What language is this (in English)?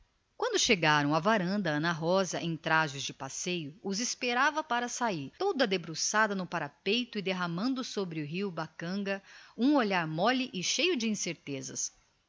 Portuguese